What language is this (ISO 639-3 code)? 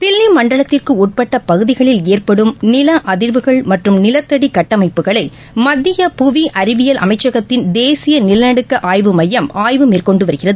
tam